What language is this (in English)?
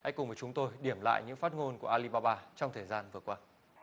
Vietnamese